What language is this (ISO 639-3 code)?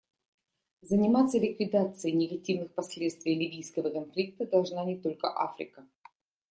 rus